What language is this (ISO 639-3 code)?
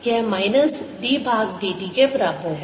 hin